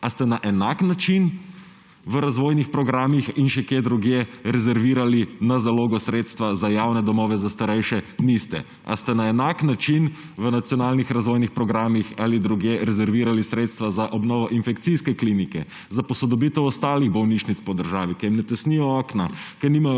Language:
Slovenian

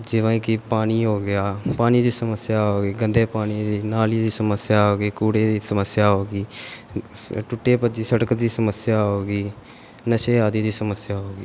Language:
Punjabi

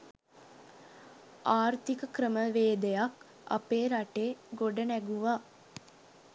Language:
Sinhala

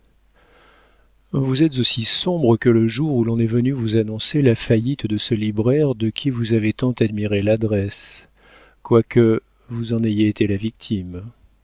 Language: French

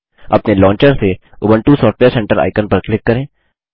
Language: Hindi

